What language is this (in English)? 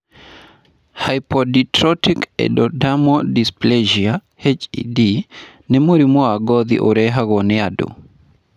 Kikuyu